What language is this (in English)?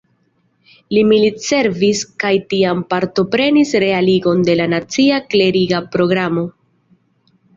Esperanto